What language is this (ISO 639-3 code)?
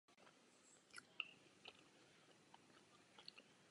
ces